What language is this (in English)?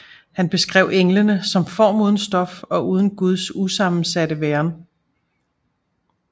Danish